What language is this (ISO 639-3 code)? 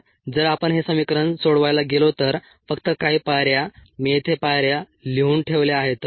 mar